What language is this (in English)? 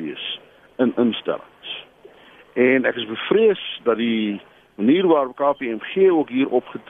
Dutch